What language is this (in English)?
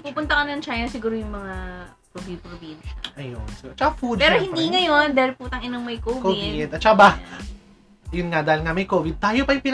Filipino